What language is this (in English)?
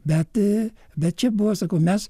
Lithuanian